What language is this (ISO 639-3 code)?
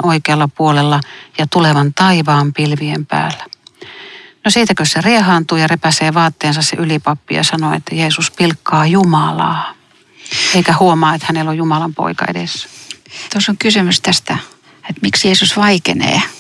fin